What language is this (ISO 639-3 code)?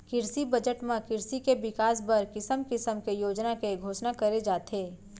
hne